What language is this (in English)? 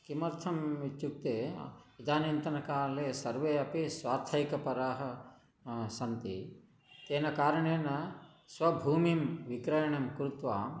Sanskrit